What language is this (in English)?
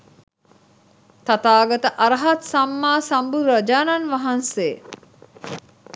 Sinhala